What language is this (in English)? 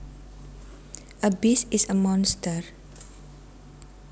Javanese